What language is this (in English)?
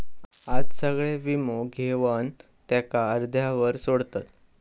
Marathi